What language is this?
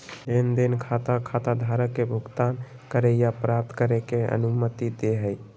Magahi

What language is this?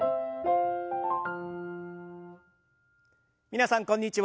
Japanese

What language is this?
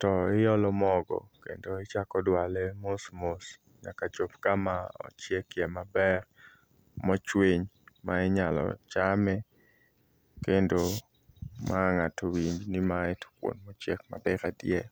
Luo (Kenya and Tanzania)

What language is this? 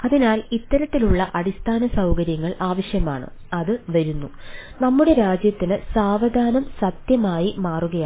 Malayalam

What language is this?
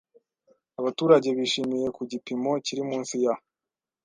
Kinyarwanda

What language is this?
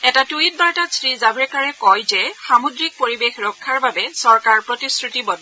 Assamese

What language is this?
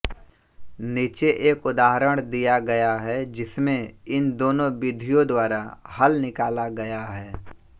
Hindi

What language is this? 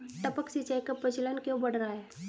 Hindi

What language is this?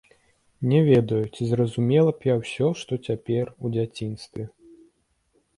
Belarusian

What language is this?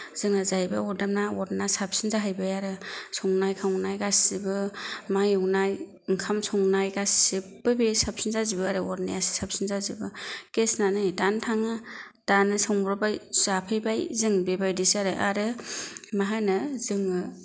Bodo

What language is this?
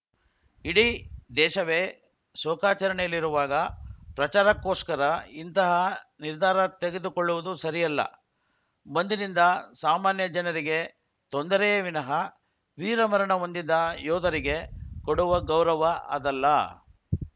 Kannada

